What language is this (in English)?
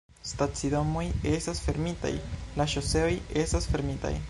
Esperanto